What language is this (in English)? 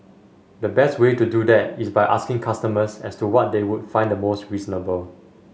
English